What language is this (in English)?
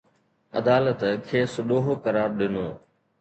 Sindhi